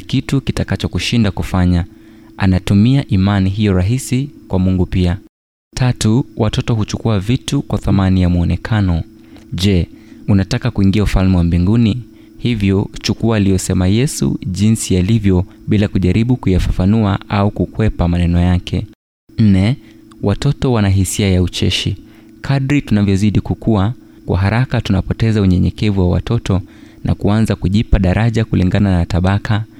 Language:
Swahili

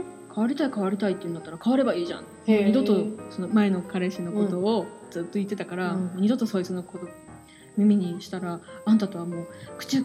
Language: Japanese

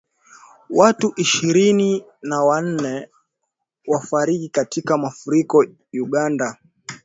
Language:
Swahili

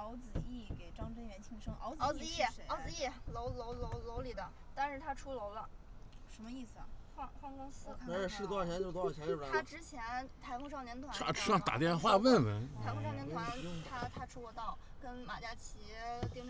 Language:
Chinese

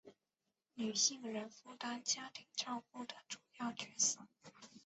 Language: Chinese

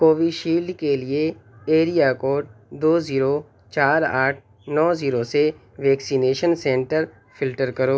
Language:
Urdu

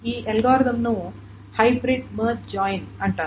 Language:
Telugu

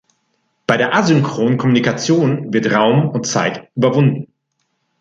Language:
German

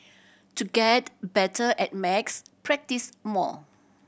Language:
English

